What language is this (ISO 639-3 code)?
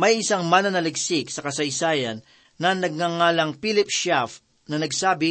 fil